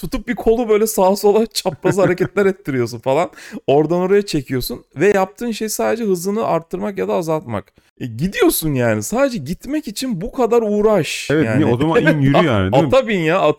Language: Turkish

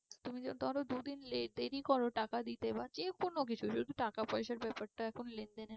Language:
Bangla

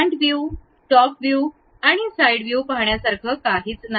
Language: Marathi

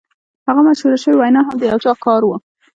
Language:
Pashto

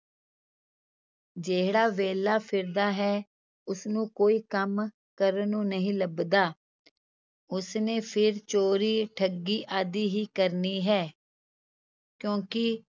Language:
Punjabi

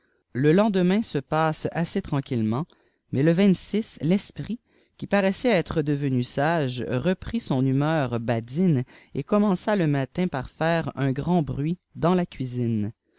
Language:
French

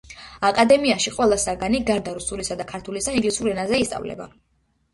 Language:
Georgian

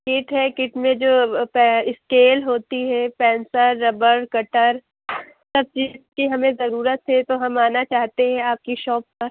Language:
Urdu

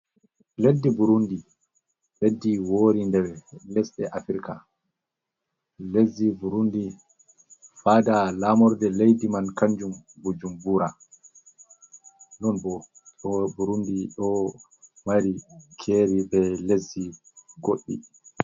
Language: Fula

